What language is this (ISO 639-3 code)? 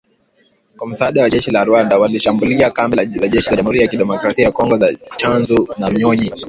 swa